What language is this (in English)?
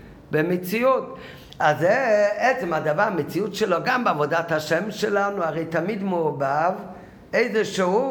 Hebrew